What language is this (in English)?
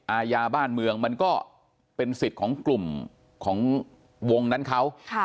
Thai